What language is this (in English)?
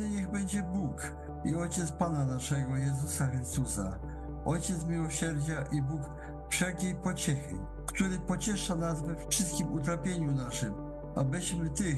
Polish